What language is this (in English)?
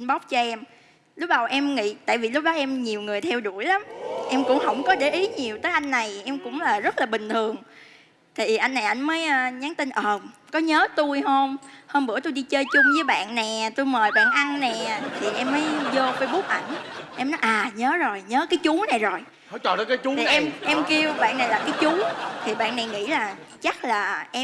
Vietnamese